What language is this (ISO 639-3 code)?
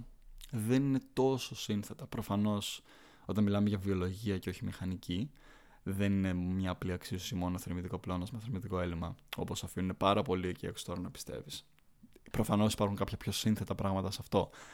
ell